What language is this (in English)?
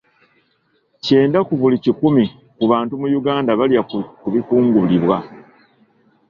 Ganda